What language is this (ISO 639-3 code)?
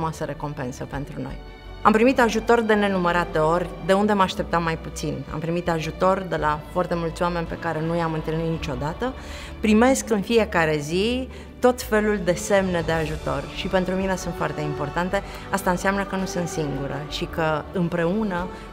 ron